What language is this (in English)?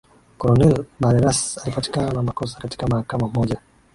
Swahili